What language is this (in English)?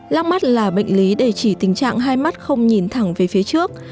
Vietnamese